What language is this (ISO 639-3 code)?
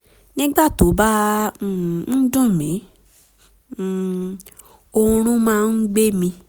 yor